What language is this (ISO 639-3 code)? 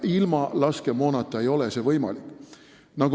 est